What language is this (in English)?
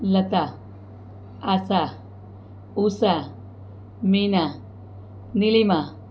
Gujarati